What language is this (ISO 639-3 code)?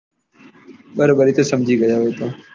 guj